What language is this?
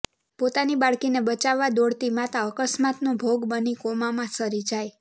Gujarati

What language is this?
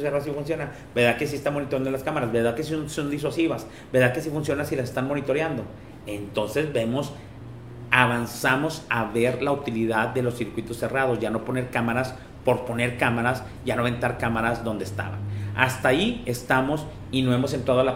Spanish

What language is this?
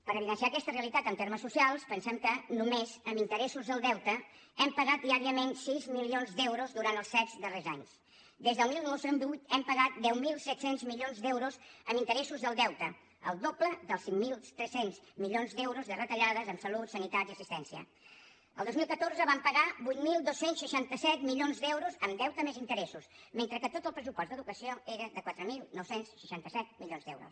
Catalan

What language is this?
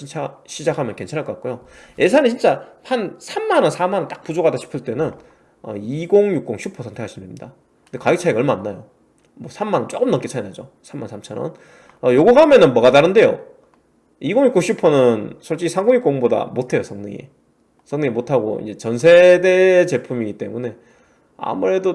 Korean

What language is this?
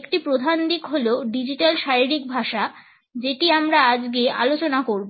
Bangla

